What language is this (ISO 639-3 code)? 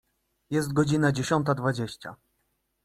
pol